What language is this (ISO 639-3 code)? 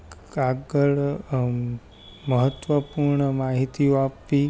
guj